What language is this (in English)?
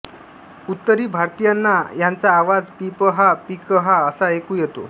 Marathi